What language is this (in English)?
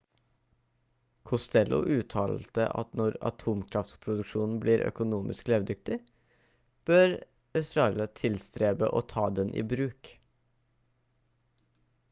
Norwegian Bokmål